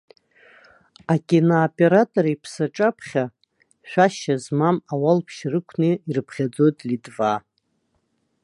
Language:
Abkhazian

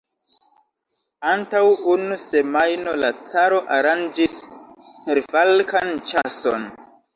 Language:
Esperanto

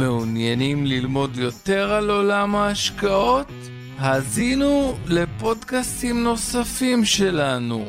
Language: Hebrew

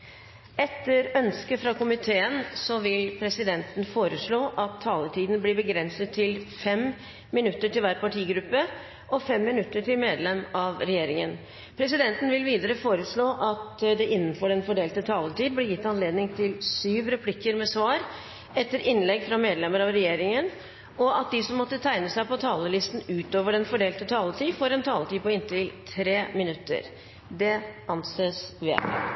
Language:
Norwegian Bokmål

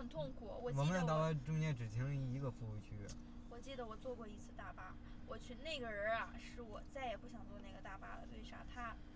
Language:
Chinese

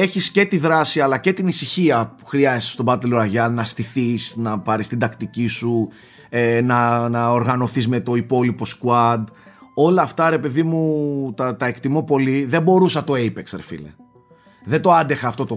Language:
Greek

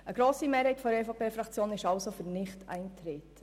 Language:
Swiss German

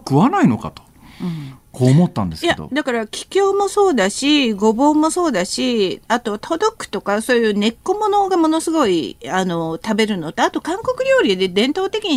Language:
Japanese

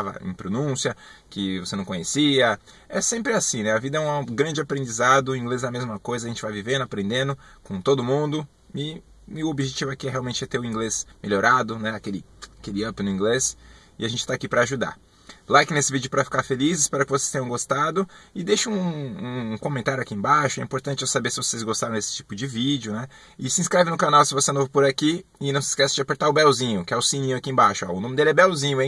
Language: Portuguese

